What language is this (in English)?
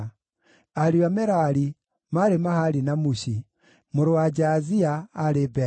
Kikuyu